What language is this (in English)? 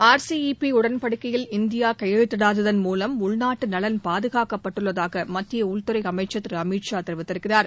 Tamil